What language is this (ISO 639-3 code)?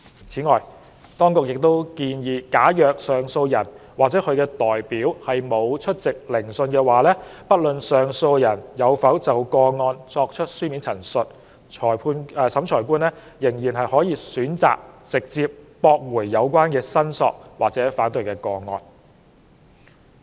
yue